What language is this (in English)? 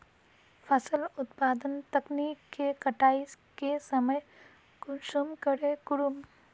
Magahi